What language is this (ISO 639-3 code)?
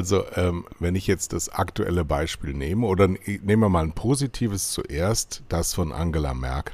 deu